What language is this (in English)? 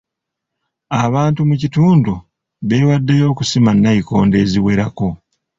Ganda